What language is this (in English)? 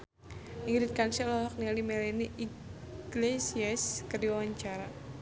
Sundanese